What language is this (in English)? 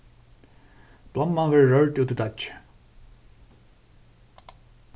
Faroese